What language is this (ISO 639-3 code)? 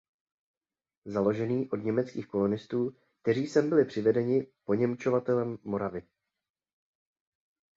ces